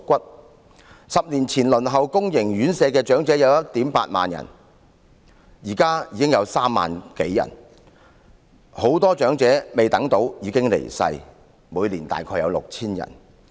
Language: Cantonese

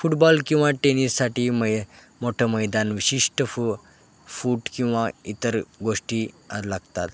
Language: Marathi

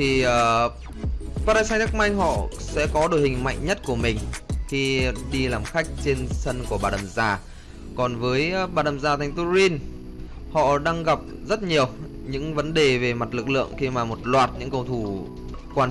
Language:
Vietnamese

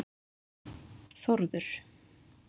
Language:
Icelandic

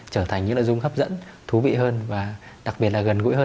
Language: Vietnamese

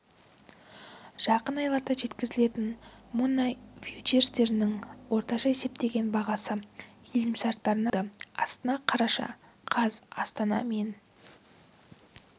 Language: Kazakh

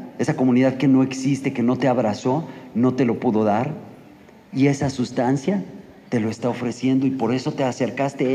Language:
Spanish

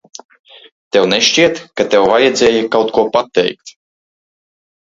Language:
Latvian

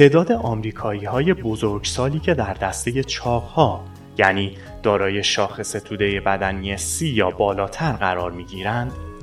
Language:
Persian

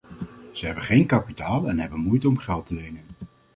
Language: Dutch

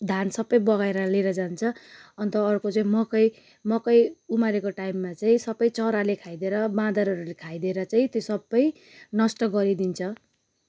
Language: Nepali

